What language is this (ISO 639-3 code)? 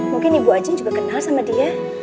ind